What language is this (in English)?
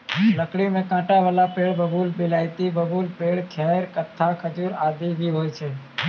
Maithili